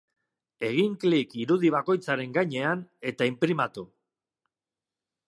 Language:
Basque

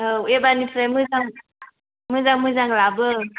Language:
Bodo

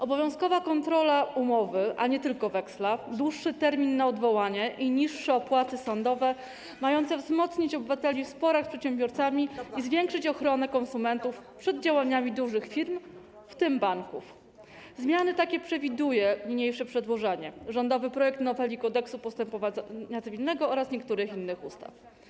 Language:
Polish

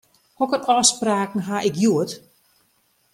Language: Western Frisian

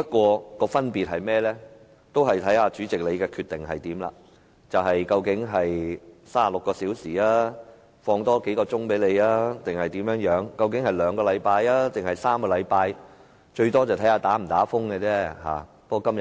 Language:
Cantonese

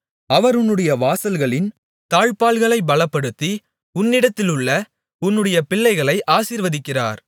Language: Tamil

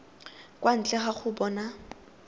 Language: Tswana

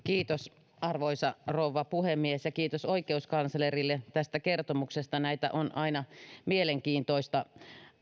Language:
Finnish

